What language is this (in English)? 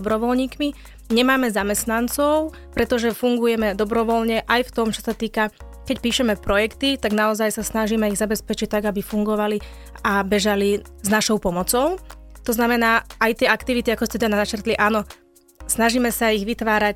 Slovak